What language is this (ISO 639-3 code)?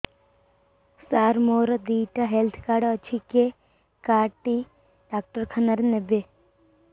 ori